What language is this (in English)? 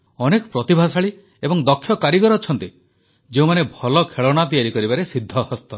Odia